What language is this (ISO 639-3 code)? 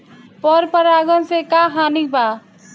bho